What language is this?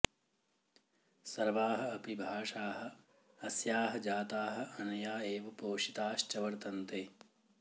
Sanskrit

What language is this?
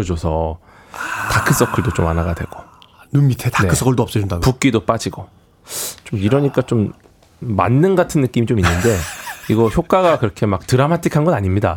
Korean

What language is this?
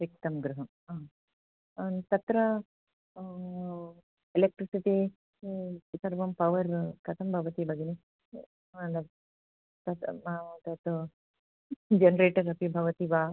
Sanskrit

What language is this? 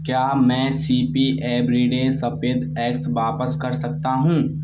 Hindi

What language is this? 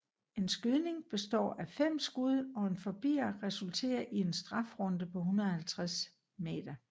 Danish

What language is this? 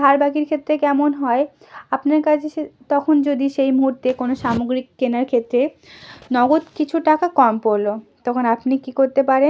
Bangla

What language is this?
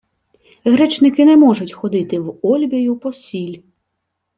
Ukrainian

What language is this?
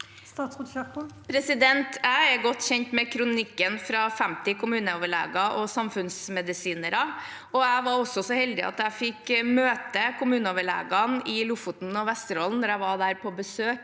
Norwegian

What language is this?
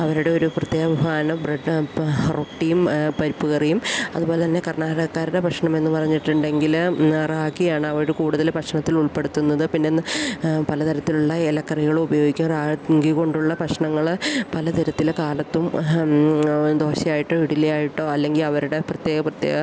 Malayalam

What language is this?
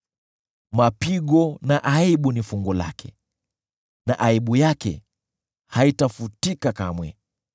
Swahili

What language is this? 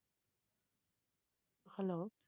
Tamil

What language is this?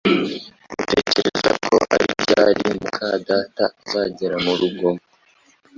Kinyarwanda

